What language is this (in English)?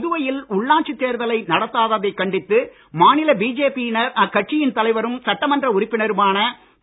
Tamil